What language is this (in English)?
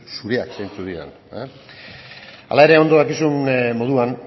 Basque